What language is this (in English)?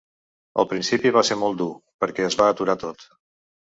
Catalan